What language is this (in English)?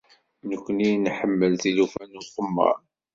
Kabyle